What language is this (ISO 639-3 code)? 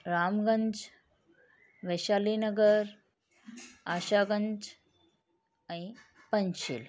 snd